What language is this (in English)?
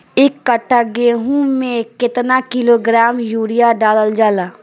Bhojpuri